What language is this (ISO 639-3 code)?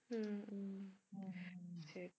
tam